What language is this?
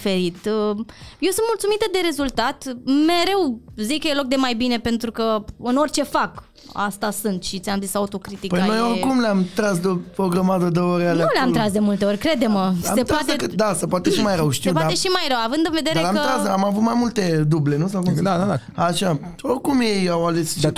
Romanian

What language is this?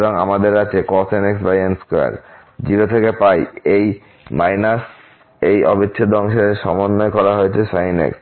Bangla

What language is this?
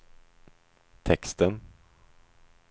Swedish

